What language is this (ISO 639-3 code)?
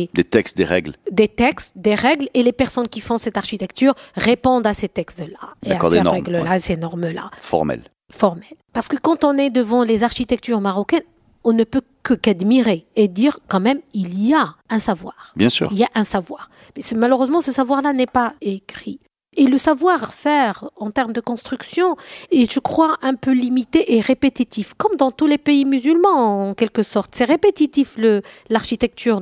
fra